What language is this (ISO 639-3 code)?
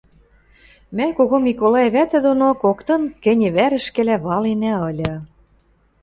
mrj